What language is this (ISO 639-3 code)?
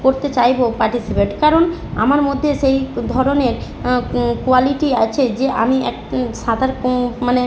ben